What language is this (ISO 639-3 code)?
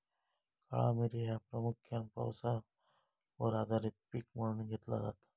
mar